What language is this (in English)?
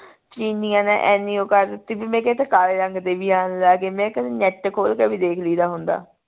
Punjabi